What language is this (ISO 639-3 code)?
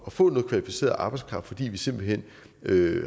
dan